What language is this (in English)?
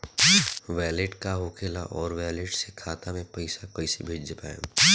Bhojpuri